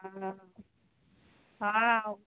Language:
Maithili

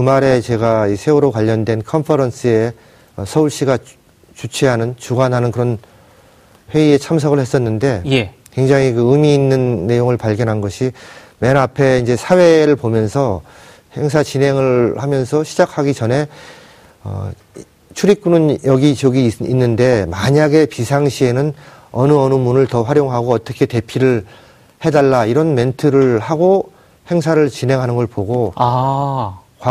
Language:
Korean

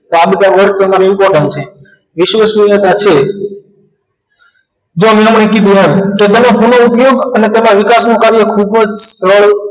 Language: Gujarati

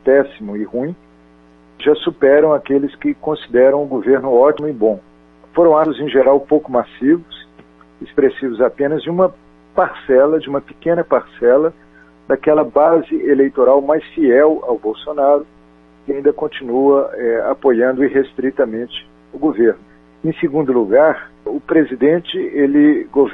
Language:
Portuguese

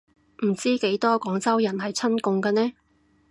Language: Cantonese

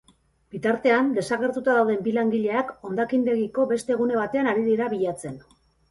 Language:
Basque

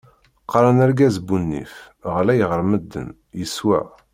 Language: Kabyle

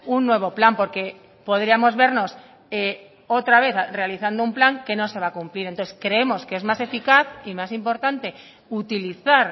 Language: Spanish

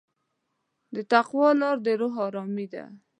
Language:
Pashto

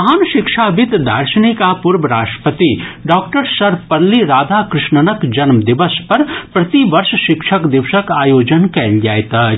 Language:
Maithili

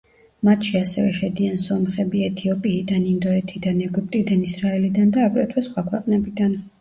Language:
Georgian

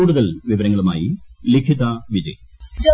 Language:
Malayalam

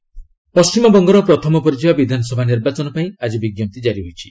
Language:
Odia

